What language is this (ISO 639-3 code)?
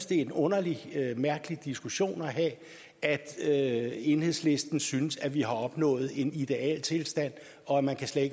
dan